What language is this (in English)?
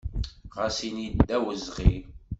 Kabyle